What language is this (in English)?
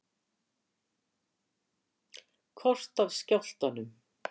Icelandic